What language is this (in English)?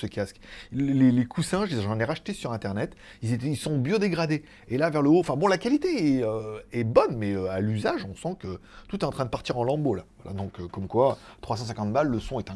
French